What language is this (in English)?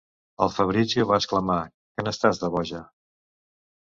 Catalan